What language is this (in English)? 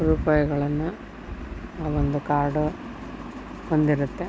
Kannada